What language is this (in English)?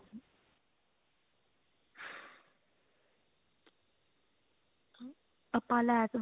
Punjabi